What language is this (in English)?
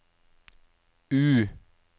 Norwegian